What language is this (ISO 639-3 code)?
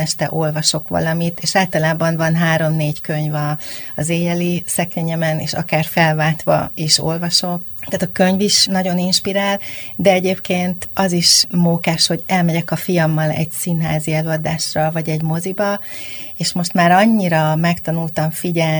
hun